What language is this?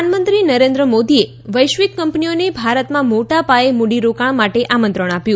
Gujarati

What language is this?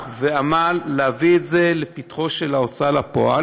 Hebrew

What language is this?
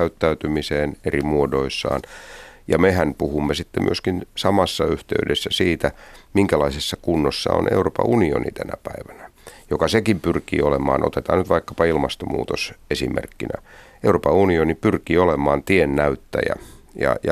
Finnish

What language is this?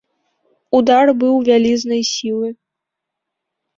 Belarusian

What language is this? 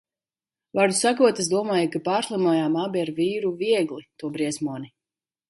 Latvian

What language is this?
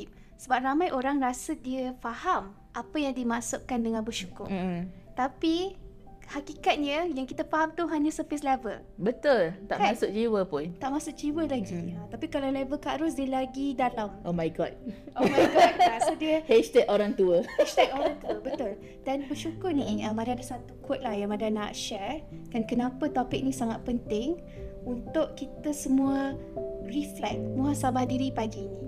Malay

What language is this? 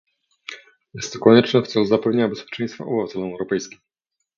Polish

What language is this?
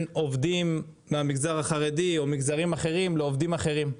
Hebrew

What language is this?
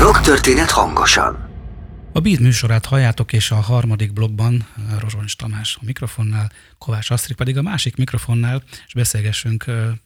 Hungarian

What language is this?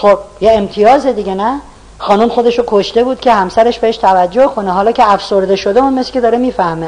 Persian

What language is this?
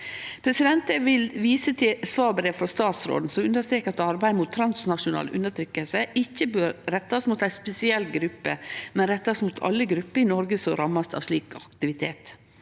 Norwegian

